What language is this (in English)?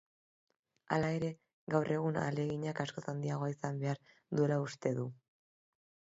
Basque